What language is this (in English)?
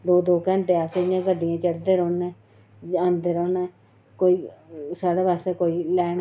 Dogri